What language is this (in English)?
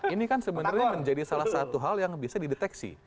Indonesian